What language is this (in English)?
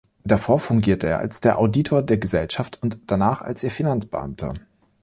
German